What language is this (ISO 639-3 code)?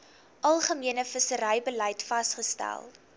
afr